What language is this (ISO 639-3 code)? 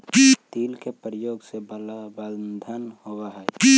mag